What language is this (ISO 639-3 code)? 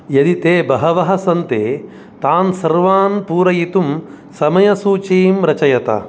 san